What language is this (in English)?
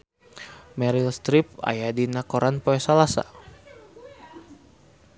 Sundanese